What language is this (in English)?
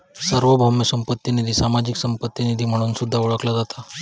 Marathi